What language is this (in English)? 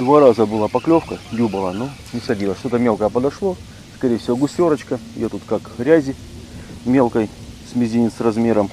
Russian